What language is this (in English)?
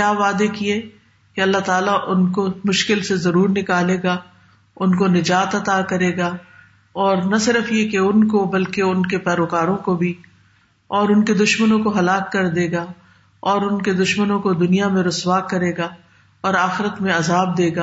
Urdu